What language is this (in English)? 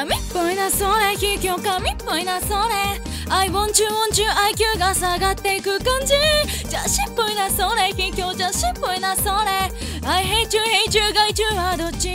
Japanese